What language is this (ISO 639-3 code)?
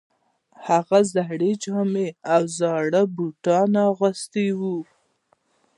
pus